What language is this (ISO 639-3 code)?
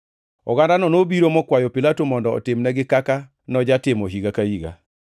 luo